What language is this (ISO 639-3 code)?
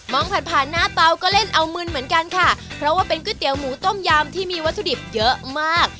tha